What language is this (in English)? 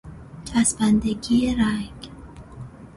Persian